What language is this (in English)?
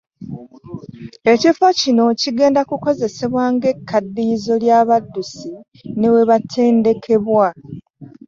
Ganda